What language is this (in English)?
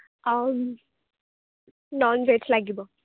Assamese